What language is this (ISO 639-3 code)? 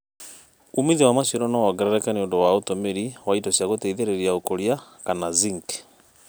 kik